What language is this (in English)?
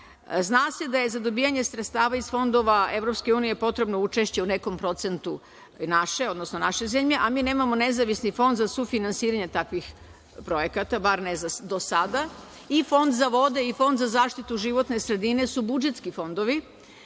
Serbian